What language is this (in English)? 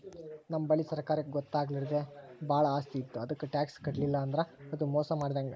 Kannada